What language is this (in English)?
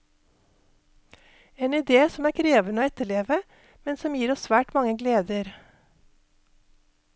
Norwegian